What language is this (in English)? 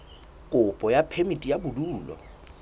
Southern Sotho